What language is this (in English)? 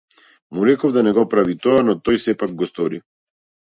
Macedonian